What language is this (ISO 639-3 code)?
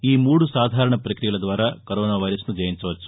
tel